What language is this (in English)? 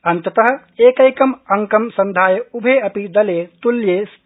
Sanskrit